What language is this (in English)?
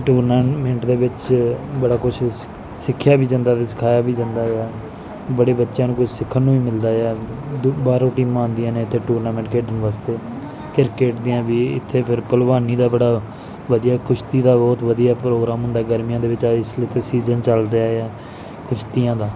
Punjabi